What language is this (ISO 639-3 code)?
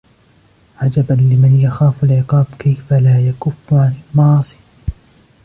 ara